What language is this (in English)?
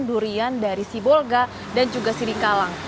Indonesian